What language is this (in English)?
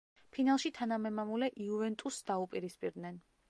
Georgian